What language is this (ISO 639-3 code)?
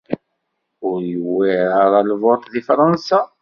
kab